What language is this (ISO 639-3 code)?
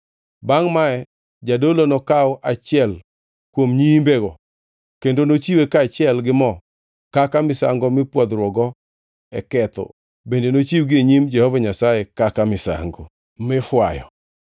luo